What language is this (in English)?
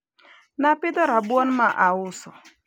Luo (Kenya and Tanzania)